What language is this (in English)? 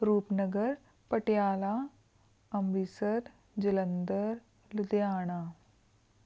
Punjabi